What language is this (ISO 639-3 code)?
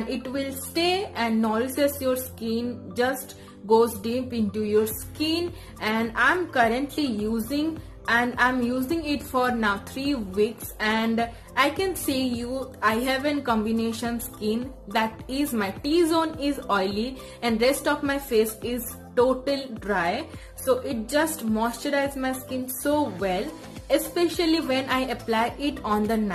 eng